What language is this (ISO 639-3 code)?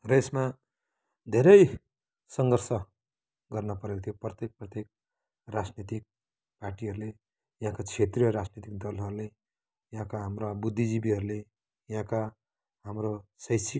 nep